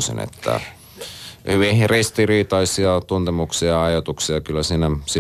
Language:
Finnish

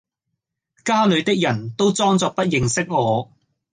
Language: Cantonese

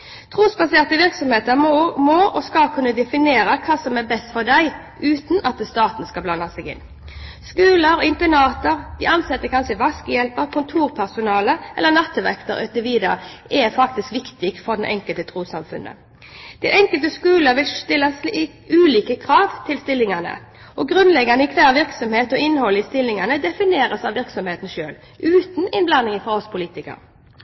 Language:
Norwegian Bokmål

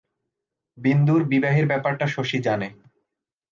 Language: Bangla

